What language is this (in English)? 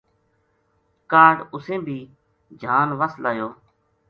Gujari